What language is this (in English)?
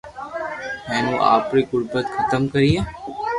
Loarki